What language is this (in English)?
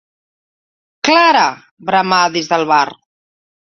Catalan